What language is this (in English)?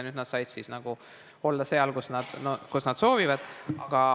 Estonian